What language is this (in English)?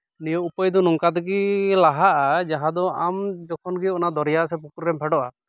Santali